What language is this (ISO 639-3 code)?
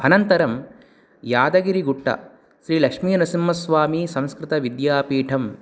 san